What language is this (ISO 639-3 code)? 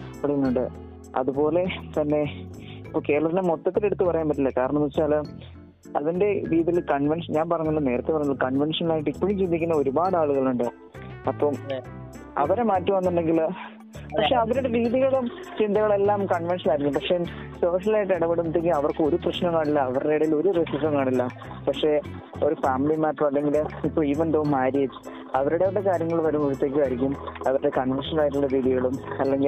mal